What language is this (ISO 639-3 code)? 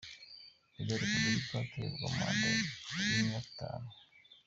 kin